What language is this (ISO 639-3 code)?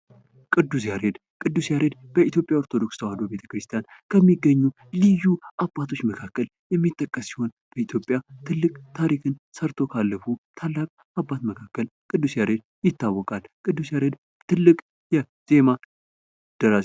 amh